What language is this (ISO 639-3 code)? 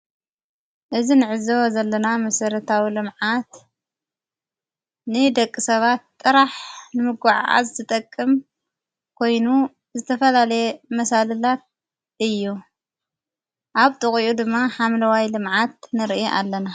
tir